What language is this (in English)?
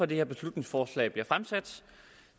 Danish